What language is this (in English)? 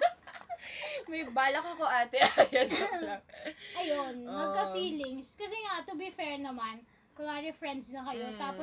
Filipino